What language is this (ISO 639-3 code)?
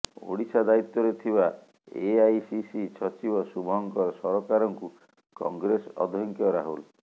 ori